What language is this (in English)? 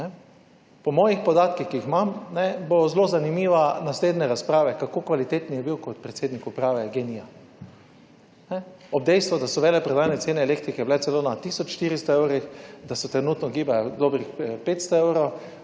Slovenian